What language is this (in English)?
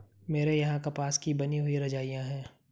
Hindi